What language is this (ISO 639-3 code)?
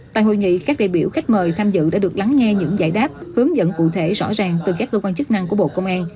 vie